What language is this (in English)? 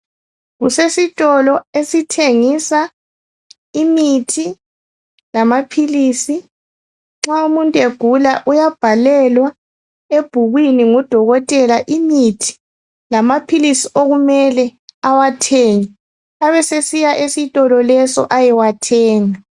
North Ndebele